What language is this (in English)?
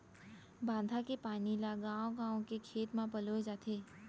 Chhattisgarhi